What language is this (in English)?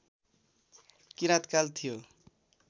Nepali